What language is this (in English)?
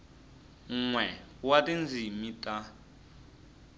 Tsonga